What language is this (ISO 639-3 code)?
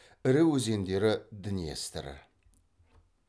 kaz